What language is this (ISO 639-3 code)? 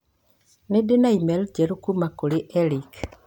kik